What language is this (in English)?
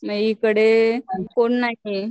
Marathi